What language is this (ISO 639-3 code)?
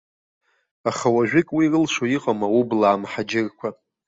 abk